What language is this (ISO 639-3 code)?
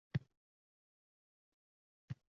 uzb